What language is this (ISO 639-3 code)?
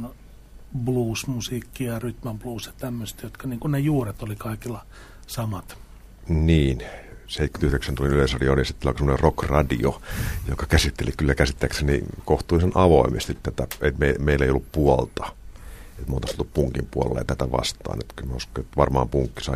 fin